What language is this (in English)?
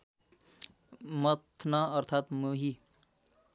Nepali